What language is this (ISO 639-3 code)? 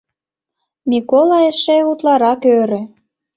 chm